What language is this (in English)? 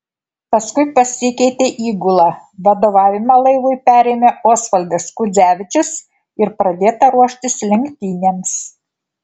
Lithuanian